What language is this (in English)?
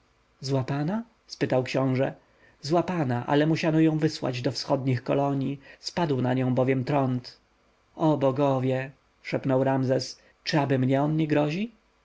Polish